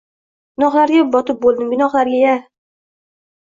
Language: Uzbek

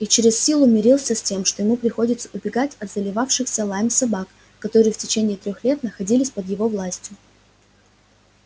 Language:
Russian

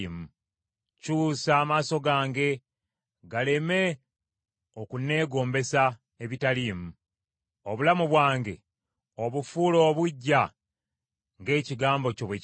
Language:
Ganda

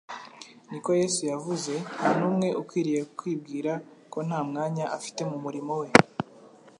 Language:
Kinyarwanda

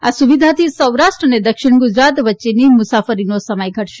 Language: Gujarati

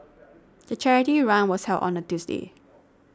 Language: English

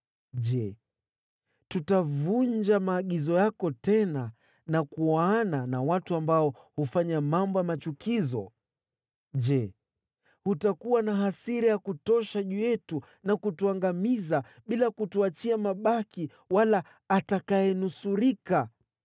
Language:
Swahili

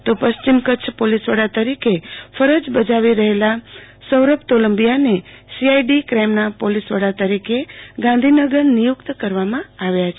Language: Gujarati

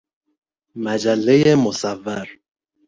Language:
Persian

